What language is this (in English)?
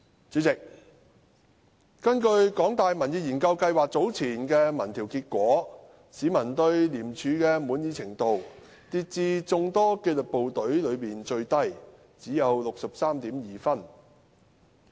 Cantonese